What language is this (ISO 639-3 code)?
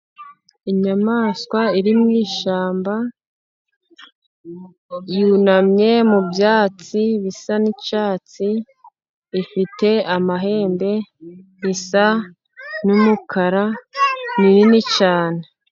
kin